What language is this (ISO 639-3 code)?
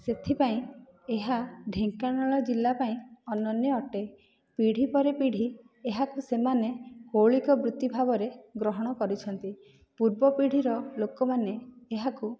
ori